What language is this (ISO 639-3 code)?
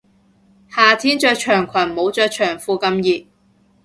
yue